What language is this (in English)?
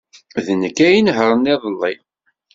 Kabyle